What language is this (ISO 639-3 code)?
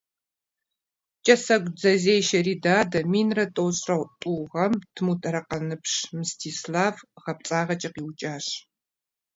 kbd